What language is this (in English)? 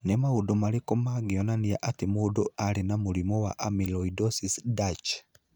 Kikuyu